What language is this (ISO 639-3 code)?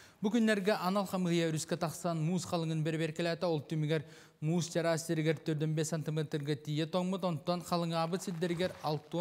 tur